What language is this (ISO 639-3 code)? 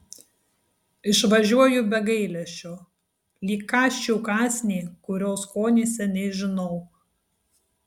lit